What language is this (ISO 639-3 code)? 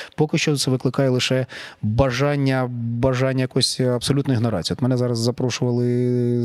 ukr